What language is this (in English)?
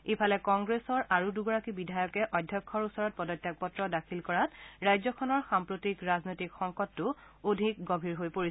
Assamese